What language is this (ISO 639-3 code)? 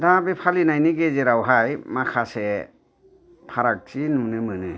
brx